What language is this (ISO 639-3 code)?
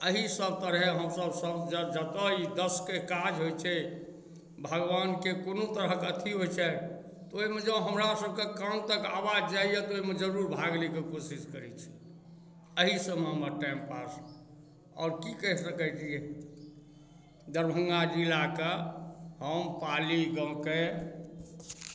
mai